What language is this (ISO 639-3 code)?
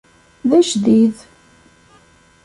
kab